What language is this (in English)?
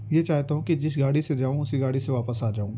Urdu